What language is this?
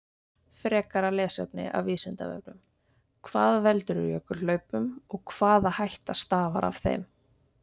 Icelandic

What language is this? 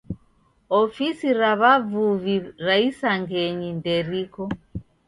Taita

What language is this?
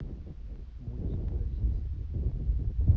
Russian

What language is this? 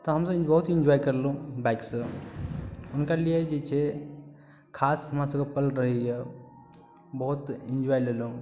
Maithili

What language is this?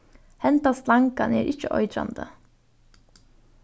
Faroese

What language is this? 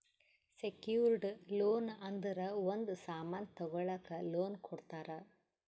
Kannada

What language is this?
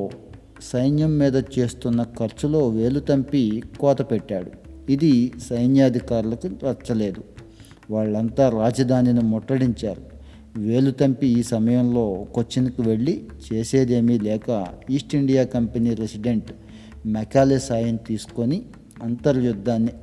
Telugu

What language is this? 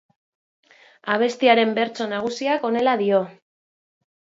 Basque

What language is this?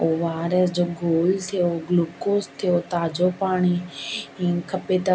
Sindhi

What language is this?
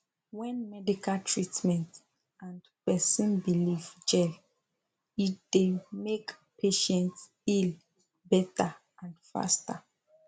Nigerian Pidgin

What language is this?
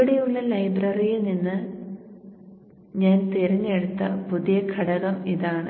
Malayalam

